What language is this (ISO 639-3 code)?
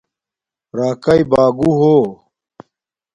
dmk